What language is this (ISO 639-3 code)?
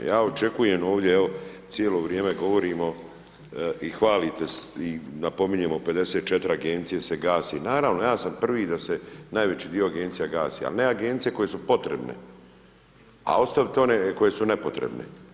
hrv